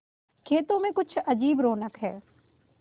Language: Hindi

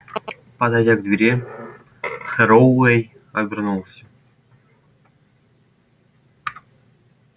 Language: Russian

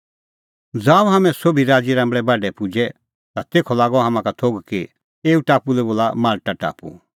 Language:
Kullu Pahari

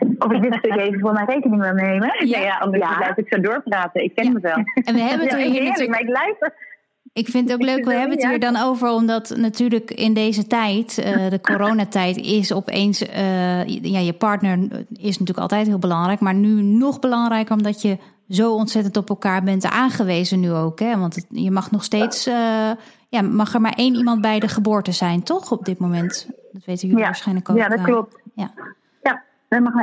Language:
Dutch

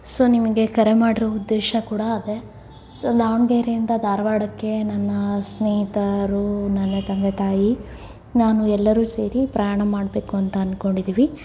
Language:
Kannada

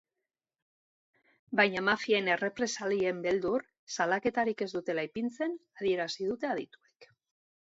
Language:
Basque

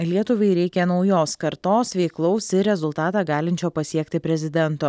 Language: Lithuanian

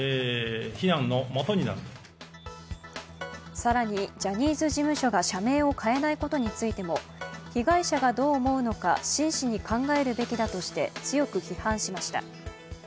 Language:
Japanese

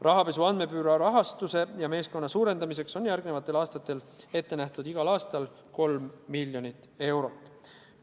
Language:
Estonian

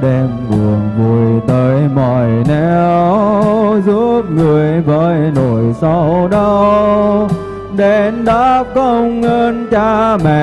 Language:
Vietnamese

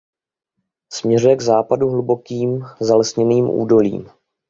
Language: Czech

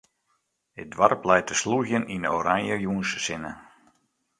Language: Western Frisian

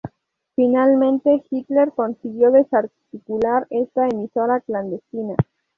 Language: Spanish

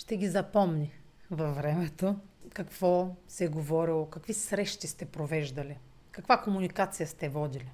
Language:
Bulgarian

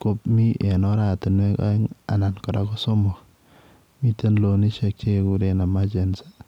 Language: Kalenjin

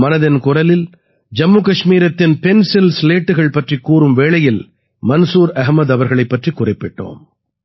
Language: Tamil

